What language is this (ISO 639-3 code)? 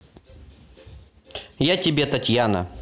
rus